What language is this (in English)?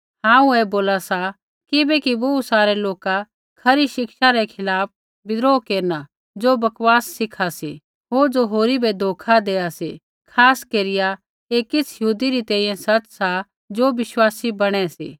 Kullu Pahari